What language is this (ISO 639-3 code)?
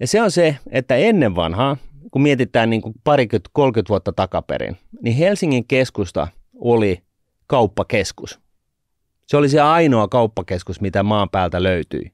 fin